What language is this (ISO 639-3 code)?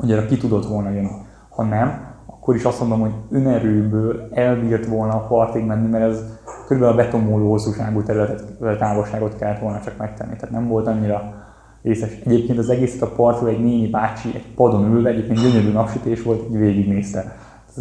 hun